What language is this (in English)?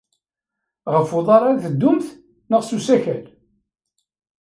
Kabyle